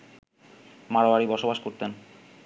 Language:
Bangla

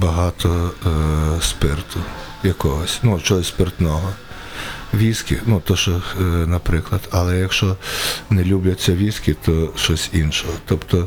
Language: Ukrainian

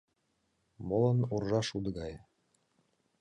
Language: Mari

